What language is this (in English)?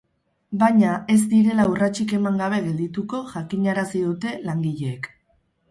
Basque